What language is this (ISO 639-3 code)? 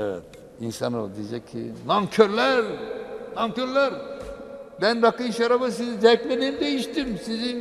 tur